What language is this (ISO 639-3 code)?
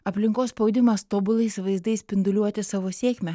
lit